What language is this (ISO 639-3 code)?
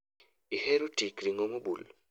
luo